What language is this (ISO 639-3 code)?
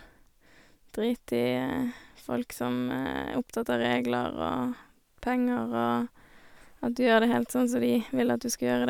nor